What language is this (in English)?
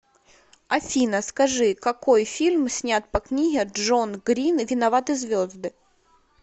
Russian